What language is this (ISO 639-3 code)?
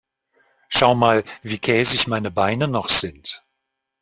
deu